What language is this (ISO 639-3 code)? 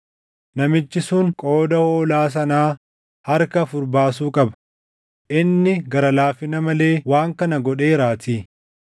orm